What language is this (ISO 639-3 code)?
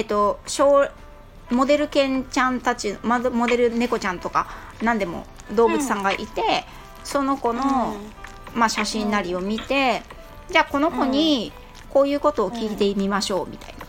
jpn